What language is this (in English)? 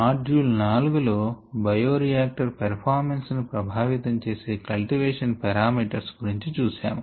Telugu